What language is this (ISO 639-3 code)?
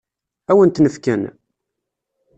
kab